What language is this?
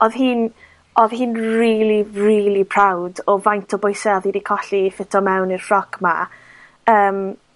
Welsh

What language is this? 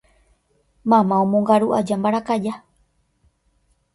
Guarani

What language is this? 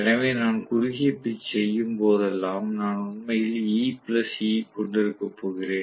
Tamil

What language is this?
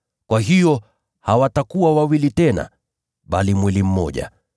Swahili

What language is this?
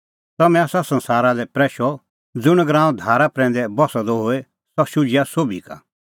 Kullu Pahari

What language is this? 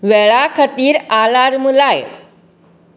Konkani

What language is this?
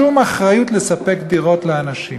Hebrew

